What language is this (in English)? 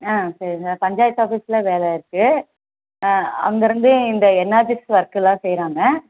Tamil